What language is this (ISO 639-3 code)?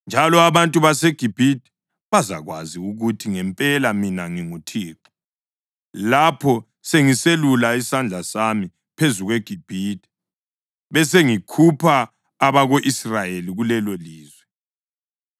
nde